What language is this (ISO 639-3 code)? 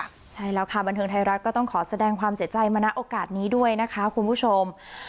tha